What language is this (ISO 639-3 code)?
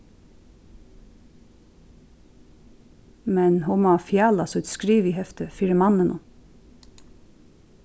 fao